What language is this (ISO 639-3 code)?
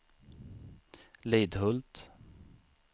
swe